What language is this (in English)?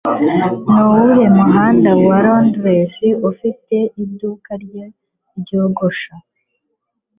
Kinyarwanda